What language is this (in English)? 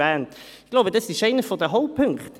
Swiss German